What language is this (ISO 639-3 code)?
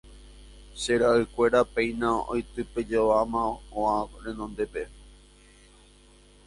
grn